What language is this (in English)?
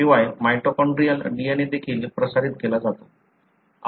Marathi